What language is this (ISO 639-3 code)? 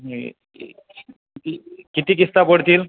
mar